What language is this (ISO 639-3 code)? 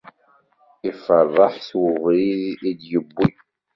kab